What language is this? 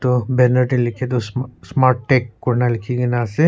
Naga Pidgin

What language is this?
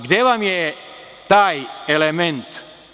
Serbian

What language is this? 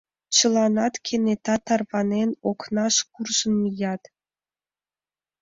Mari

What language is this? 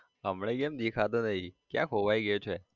Gujarati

